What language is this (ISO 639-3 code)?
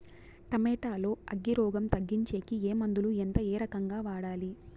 tel